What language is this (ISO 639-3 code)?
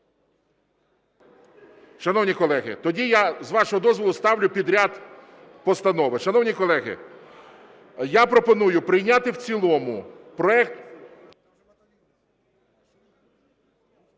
ukr